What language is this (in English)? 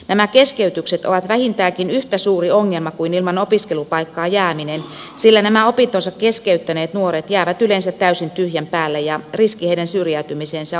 Finnish